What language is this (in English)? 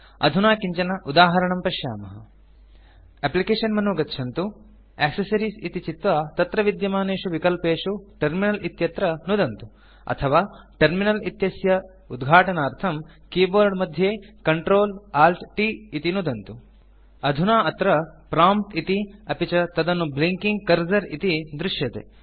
Sanskrit